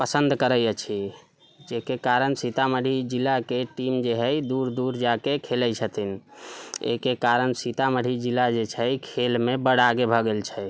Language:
Maithili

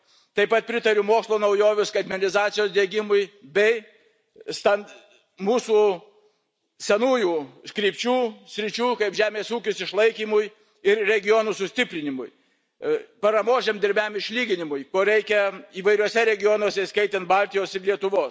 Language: Lithuanian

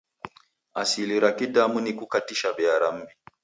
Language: Taita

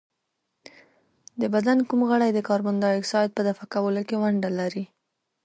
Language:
Pashto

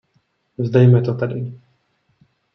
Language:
Czech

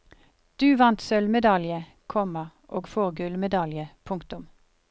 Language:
Norwegian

